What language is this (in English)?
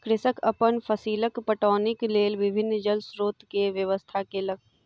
Maithili